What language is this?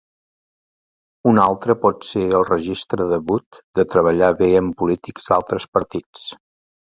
Catalan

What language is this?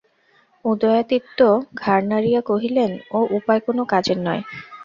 Bangla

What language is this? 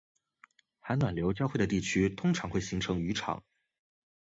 Chinese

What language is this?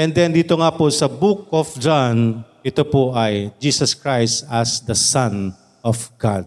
Filipino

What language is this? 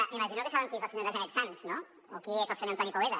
Catalan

